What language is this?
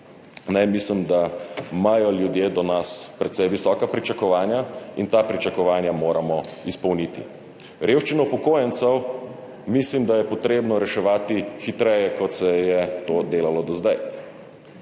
Slovenian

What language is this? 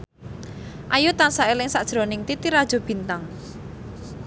Javanese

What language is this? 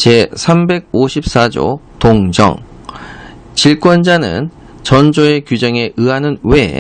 Korean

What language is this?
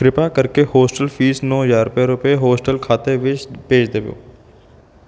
Punjabi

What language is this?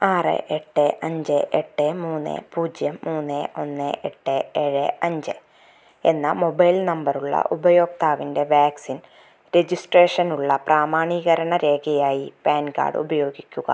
Malayalam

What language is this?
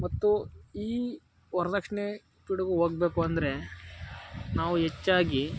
Kannada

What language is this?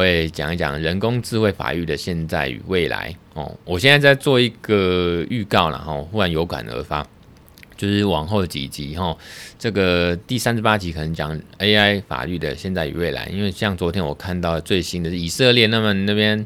Chinese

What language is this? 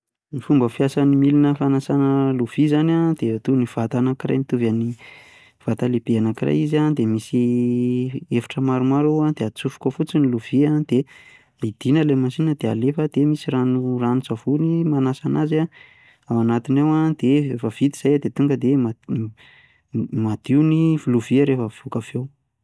Malagasy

